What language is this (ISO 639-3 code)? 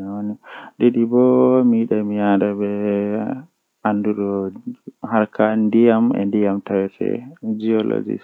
fuh